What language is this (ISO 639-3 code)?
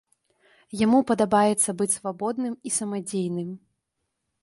bel